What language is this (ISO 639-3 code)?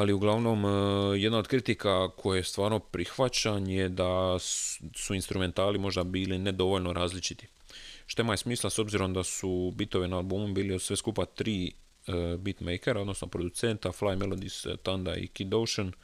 hrv